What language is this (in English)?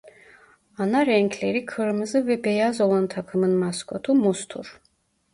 Turkish